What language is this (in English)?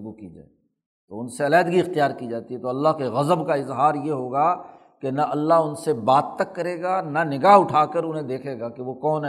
Urdu